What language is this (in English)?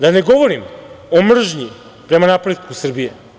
Serbian